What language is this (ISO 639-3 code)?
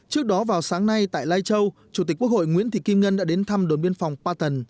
vie